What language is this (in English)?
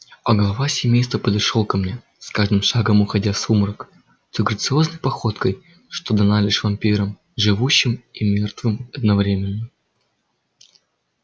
Russian